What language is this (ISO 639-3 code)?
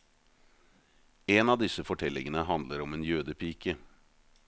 nor